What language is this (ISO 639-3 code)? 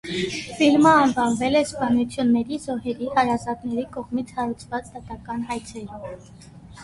hye